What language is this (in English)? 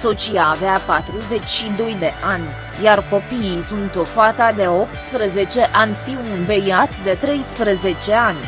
Romanian